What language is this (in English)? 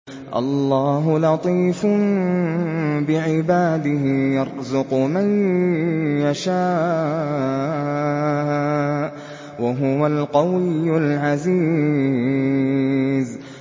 Arabic